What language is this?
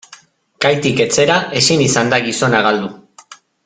Basque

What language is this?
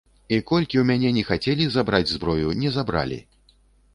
Belarusian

